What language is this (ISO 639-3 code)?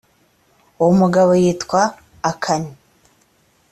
kin